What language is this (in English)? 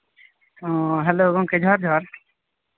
Santali